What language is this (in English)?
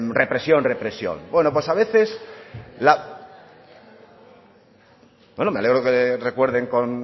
Spanish